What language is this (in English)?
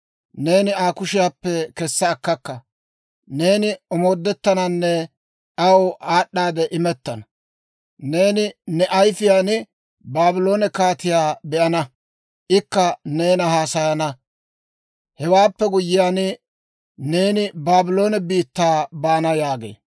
Dawro